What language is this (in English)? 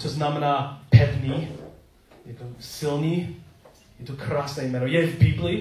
Czech